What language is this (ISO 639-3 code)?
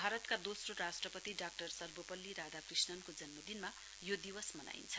nep